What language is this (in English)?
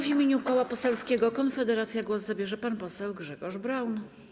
Polish